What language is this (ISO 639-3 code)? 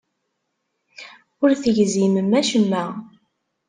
kab